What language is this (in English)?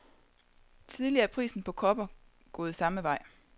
Danish